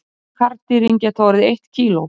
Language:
Icelandic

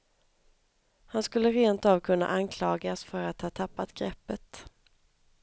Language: Swedish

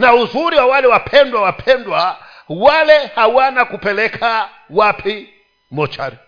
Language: Swahili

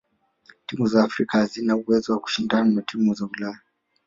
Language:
Swahili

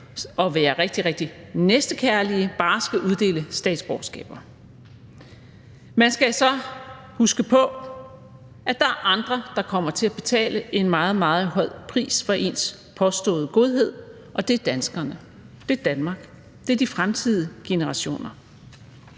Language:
Danish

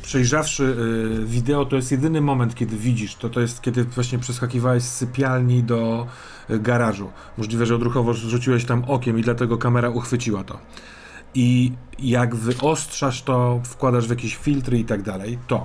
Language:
Polish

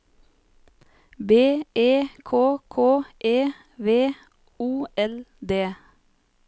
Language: Norwegian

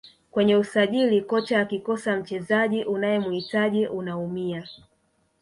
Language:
Swahili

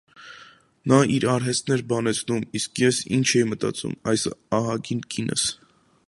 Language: Armenian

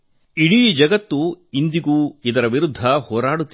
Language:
Kannada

